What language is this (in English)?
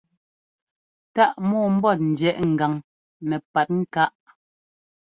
Ngomba